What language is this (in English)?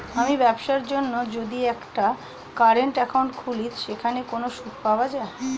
Bangla